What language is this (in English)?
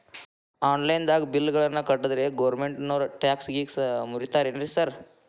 Kannada